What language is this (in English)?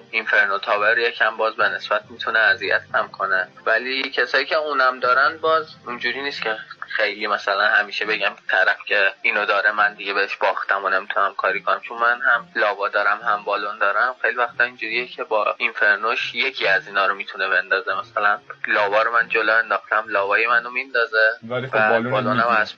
Persian